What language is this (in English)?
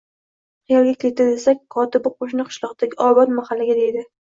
Uzbek